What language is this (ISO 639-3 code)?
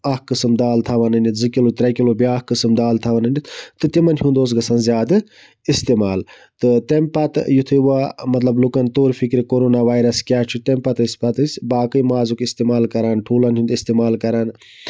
kas